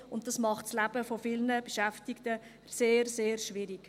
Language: Swiss German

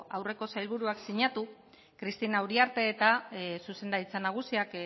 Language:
Basque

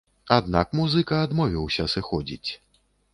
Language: Belarusian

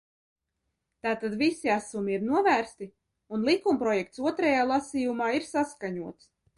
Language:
Latvian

